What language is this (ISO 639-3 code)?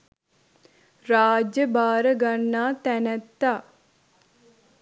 sin